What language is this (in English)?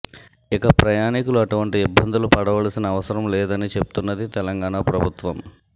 Telugu